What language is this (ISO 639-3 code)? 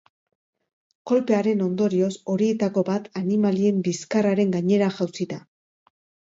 eus